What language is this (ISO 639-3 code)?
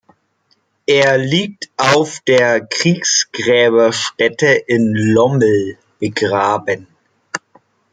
deu